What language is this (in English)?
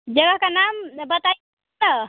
Hindi